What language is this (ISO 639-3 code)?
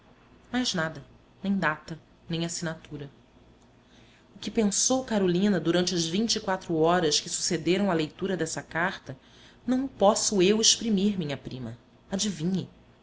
por